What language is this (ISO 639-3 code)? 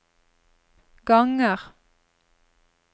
nor